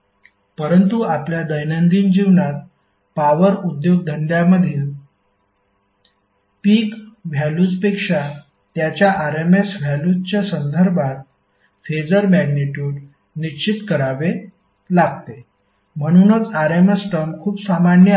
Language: Marathi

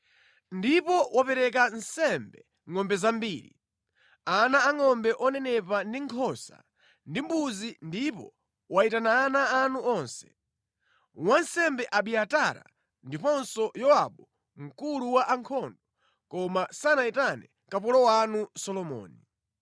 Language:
Nyanja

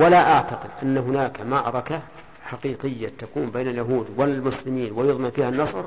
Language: Arabic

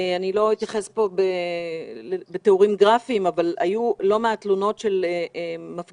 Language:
Hebrew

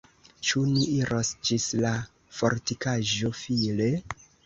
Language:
Esperanto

